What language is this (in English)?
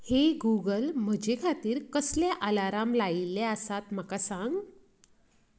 Konkani